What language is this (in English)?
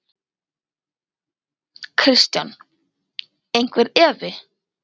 Icelandic